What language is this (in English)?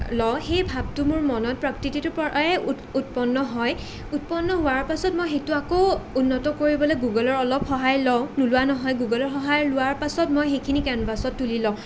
Assamese